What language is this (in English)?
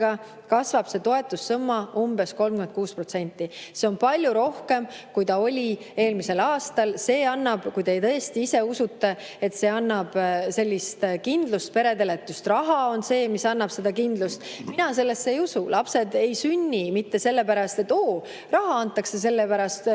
Estonian